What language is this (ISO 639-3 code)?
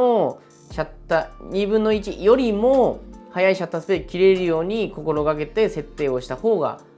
jpn